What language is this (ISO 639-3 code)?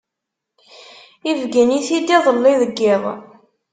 kab